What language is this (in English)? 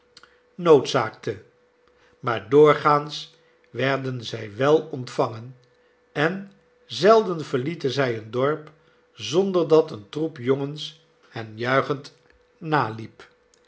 Dutch